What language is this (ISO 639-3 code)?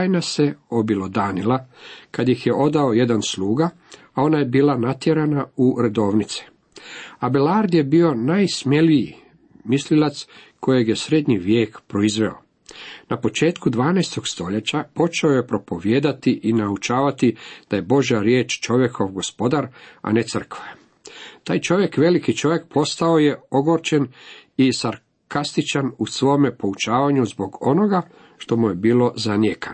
hrv